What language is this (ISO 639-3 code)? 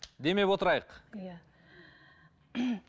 kaz